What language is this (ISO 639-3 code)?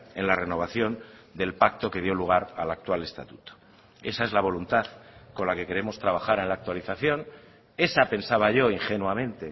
spa